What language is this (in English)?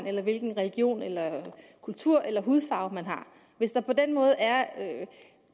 Danish